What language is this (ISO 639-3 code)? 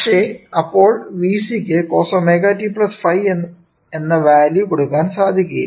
mal